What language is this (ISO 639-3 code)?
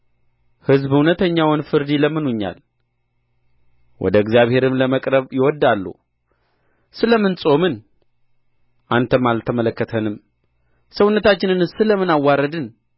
amh